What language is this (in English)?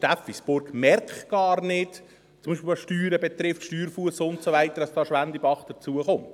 Swiss German